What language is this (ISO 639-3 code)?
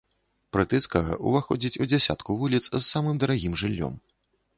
bel